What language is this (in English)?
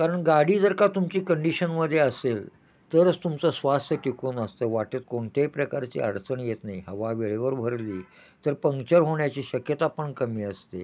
Marathi